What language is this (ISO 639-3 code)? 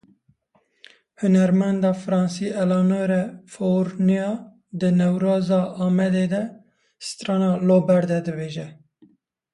kur